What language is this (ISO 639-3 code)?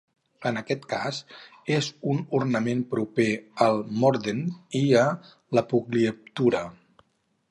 cat